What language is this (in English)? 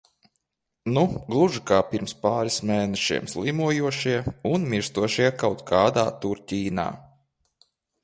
Latvian